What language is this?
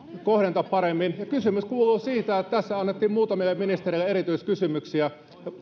Finnish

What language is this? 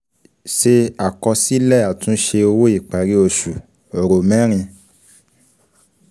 Yoruba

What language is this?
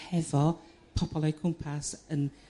Welsh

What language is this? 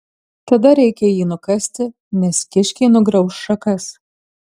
Lithuanian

